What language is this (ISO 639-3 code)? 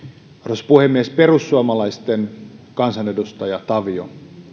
fin